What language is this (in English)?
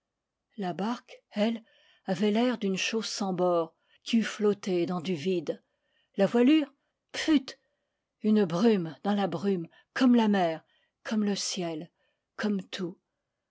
French